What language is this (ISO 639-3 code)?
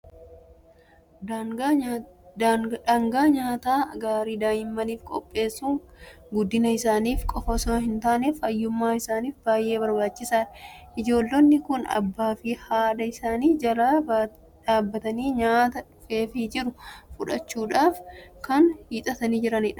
orm